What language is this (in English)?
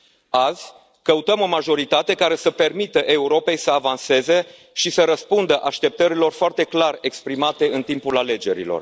Romanian